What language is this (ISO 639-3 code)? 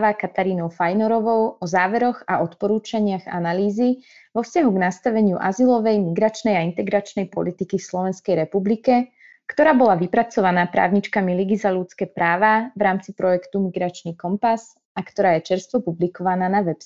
slk